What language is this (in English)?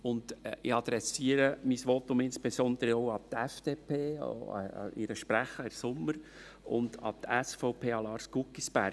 Swiss German